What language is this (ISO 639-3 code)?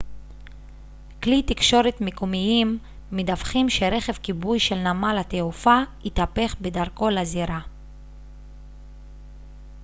heb